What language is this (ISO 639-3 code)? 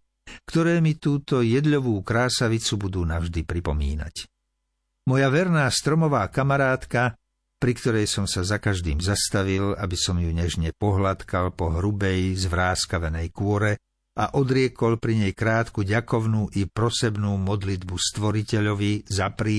slk